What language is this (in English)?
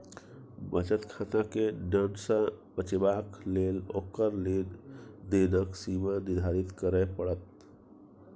Maithili